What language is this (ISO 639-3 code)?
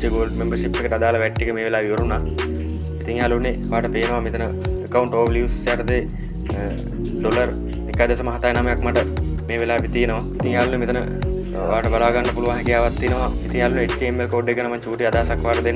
ind